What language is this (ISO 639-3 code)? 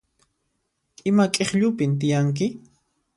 qxp